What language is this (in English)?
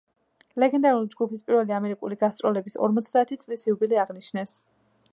Georgian